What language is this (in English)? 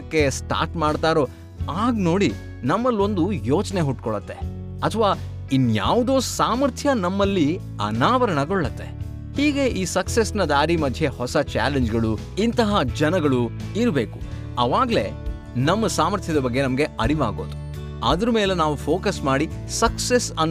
Kannada